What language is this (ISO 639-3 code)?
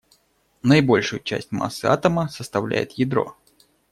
rus